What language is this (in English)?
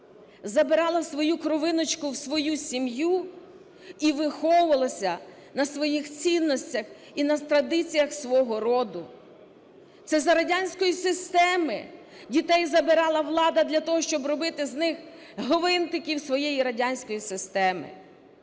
Ukrainian